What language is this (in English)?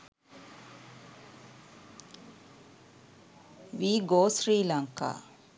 Sinhala